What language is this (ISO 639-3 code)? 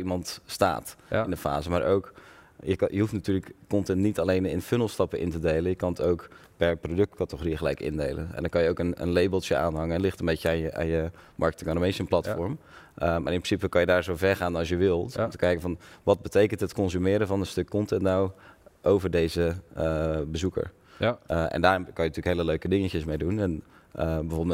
nld